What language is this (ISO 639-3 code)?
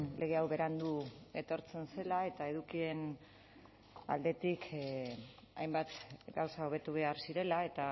eus